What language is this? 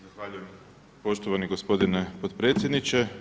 Croatian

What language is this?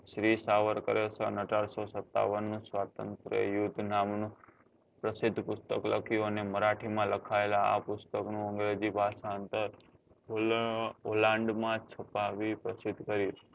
Gujarati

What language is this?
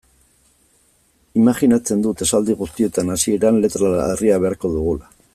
Basque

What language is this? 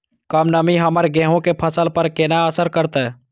Maithili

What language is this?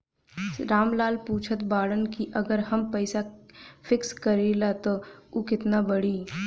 Bhojpuri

